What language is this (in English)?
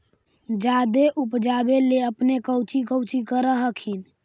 Magahi